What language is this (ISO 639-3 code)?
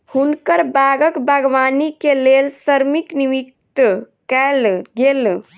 mai